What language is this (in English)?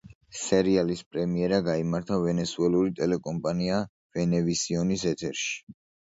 Georgian